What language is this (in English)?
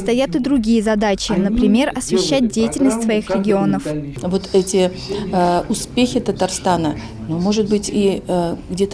Russian